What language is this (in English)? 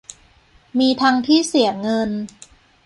Thai